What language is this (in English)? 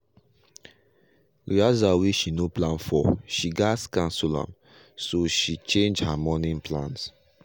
Nigerian Pidgin